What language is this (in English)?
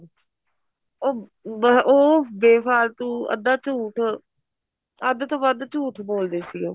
Punjabi